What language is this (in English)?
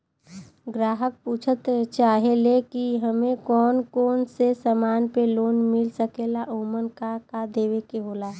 Bhojpuri